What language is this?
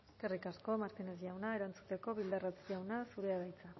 Basque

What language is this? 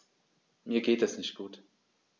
German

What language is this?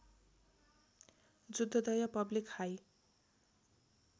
Nepali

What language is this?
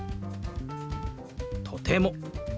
Japanese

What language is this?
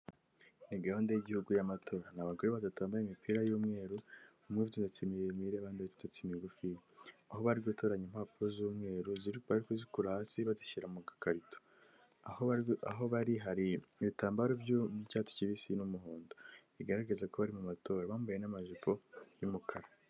Kinyarwanda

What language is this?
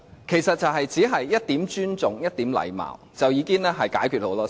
Cantonese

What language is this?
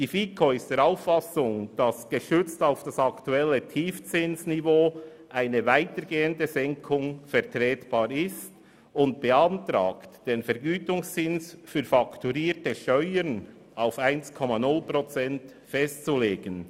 Swiss German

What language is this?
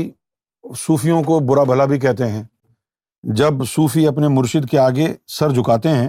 Urdu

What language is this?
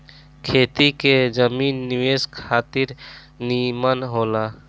Bhojpuri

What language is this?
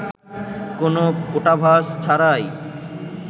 Bangla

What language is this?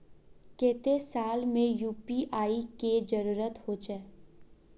Magahi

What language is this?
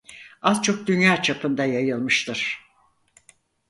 Turkish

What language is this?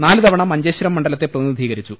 Malayalam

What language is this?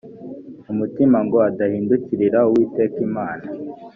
Kinyarwanda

